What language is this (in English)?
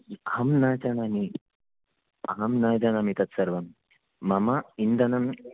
Sanskrit